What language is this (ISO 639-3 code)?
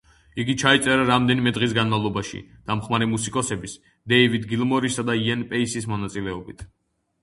kat